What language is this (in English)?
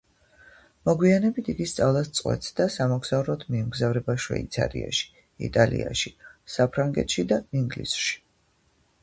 Georgian